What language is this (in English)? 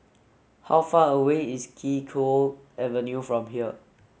English